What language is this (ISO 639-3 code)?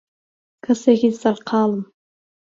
ckb